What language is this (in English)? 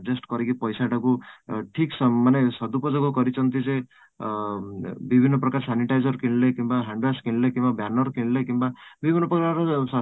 Odia